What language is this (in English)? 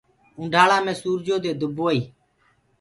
Gurgula